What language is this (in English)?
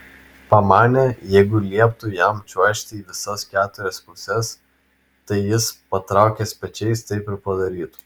Lithuanian